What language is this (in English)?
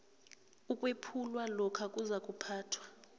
South Ndebele